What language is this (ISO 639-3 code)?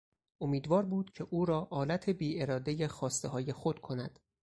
fas